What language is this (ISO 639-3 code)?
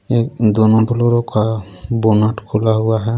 hin